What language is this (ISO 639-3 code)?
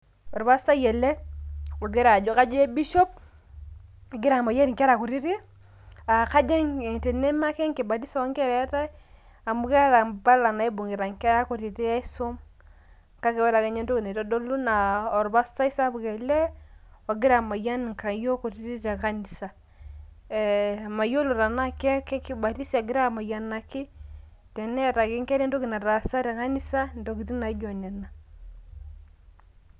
mas